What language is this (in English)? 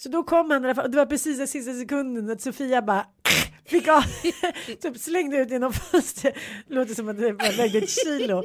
Swedish